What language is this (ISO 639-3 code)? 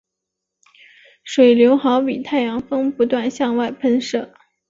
zho